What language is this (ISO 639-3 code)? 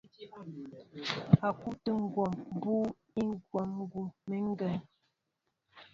mbo